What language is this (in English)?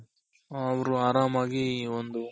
Kannada